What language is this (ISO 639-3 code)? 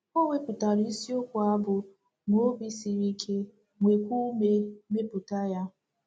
ibo